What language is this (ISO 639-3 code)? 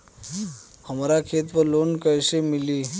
bho